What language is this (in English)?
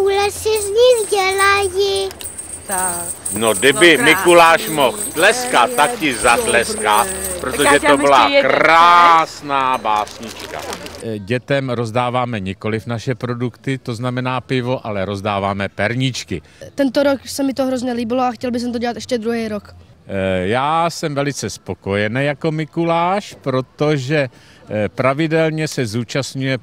Czech